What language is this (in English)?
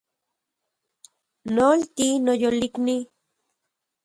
Central Puebla Nahuatl